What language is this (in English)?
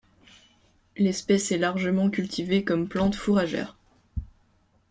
French